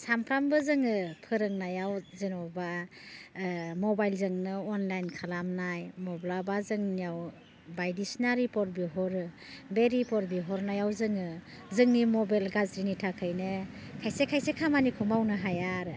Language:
Bodo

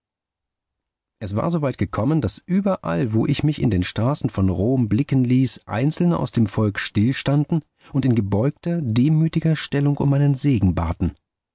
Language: German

